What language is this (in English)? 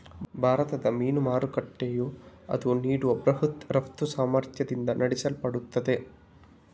Kannada